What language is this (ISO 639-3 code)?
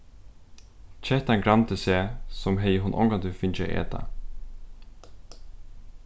fao